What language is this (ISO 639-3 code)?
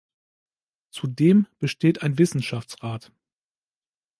deu